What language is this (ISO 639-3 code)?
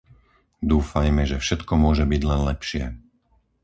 slk